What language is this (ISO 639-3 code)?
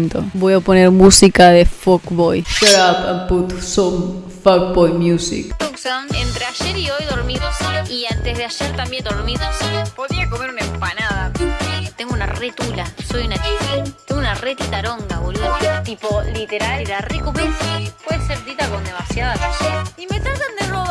spa